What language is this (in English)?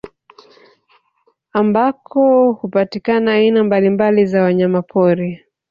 Swahili